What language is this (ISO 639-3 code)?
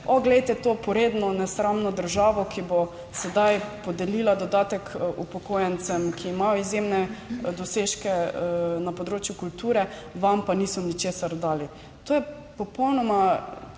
slv